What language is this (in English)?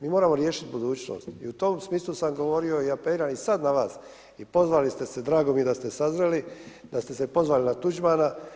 Croatian